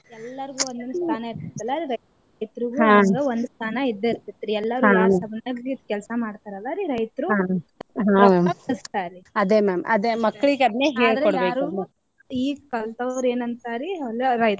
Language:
Kannada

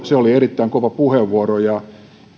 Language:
Finnish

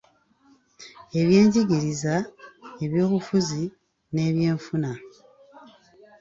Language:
Ganda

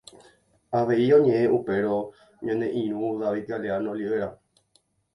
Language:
Guarani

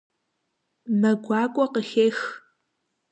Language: Kabardian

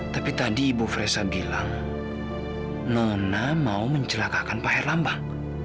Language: Indonesian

